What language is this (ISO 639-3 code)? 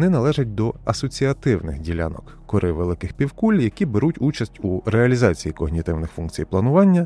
ukr